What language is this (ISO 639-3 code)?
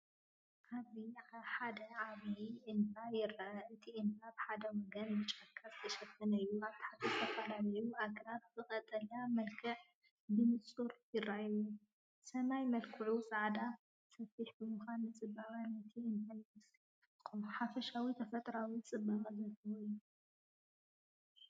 tir